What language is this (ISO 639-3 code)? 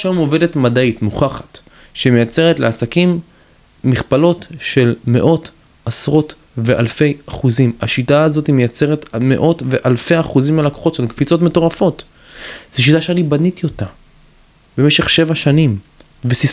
heb